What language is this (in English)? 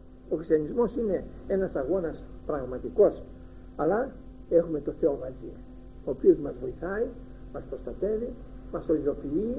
Greek